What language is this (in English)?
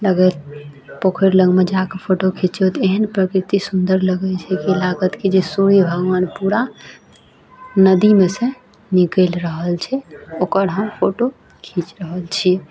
Maithili